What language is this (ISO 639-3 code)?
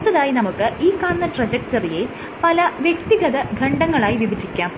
mal